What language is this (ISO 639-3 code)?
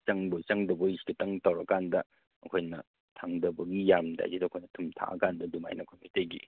mni